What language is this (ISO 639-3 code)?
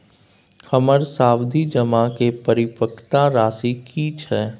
mai